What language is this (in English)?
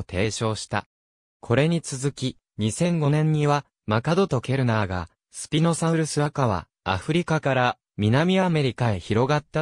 Japanese